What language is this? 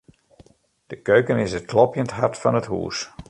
Western Frisian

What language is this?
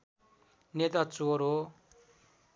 Nepali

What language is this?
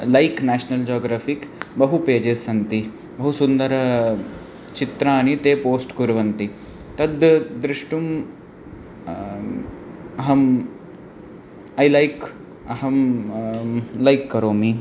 Sanskrit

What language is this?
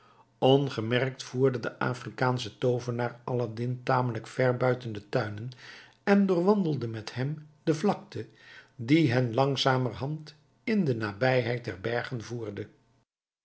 Dutch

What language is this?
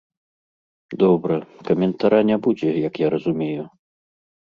Belarusian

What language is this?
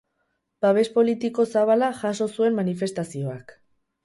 Basque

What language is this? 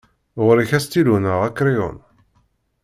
Kabyle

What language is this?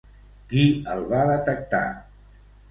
Catalan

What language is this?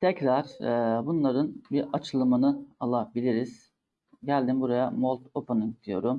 Turkish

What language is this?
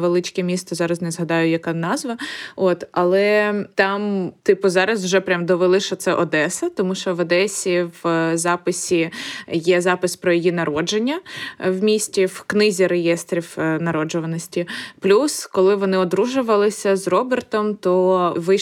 Ukrainian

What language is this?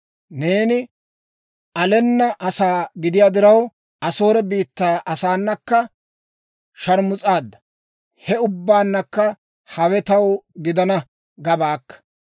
Dawro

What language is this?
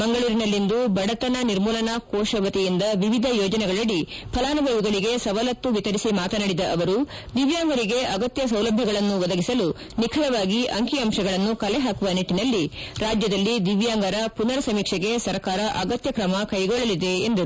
Kannada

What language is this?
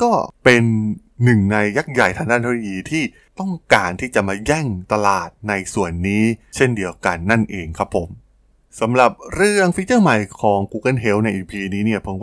Thai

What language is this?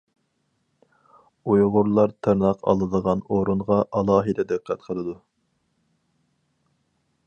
Uyghur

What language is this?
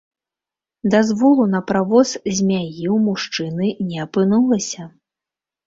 Belarusian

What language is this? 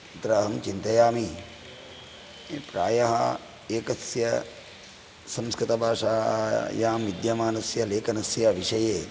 Sanskrit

